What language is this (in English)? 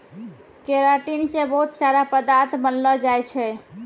Maithili